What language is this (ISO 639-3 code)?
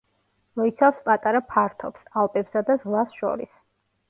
kat